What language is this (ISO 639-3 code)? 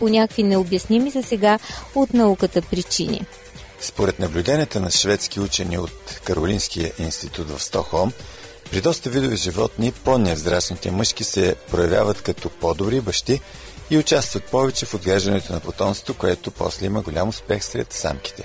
bul